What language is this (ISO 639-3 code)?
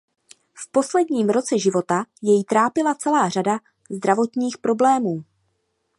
ces